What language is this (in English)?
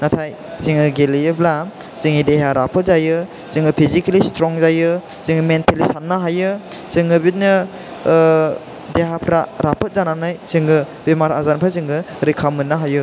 Bodo